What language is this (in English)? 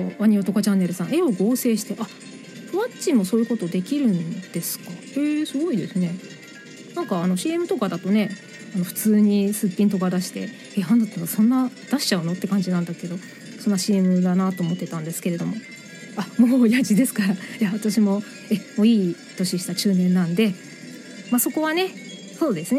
Japanese